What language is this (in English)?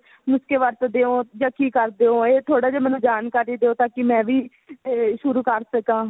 Punjabi